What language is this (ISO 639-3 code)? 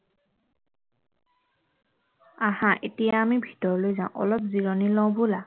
asm